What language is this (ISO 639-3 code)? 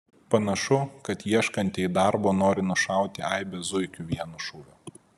lit